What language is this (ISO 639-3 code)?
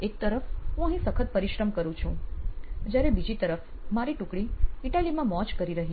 guj